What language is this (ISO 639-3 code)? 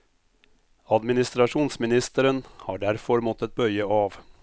nor